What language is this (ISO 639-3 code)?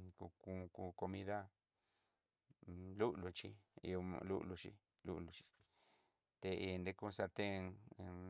mxy